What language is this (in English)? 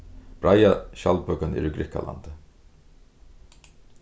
Faroese